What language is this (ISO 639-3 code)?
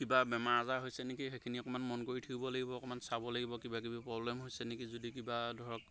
asm